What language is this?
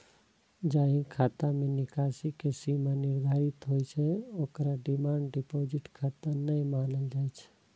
Maithili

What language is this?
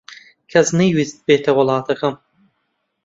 Central Kurdish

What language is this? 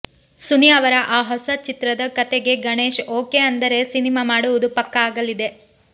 Kannada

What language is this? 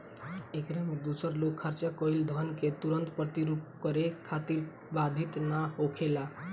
Bhojpuri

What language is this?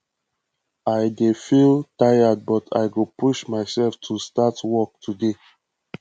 Nigerian Pidgin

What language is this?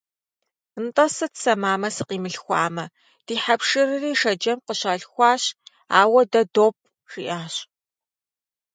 Kabardian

